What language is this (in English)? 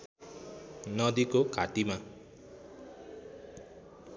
Nepali